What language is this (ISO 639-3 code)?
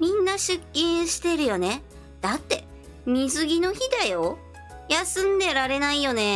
jpn